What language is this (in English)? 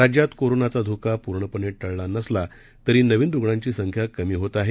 Marathi